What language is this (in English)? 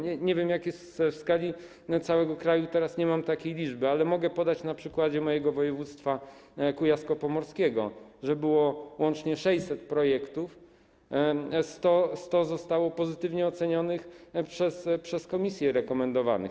Polish